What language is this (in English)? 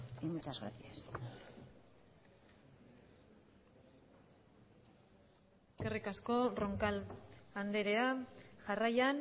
Basque